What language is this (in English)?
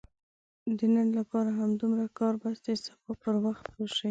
Pashto